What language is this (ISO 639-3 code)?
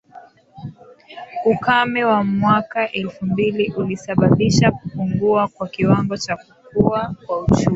swa